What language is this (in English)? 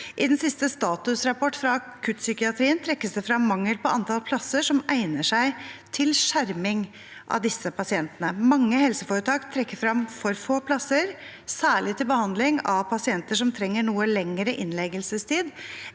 Norwegian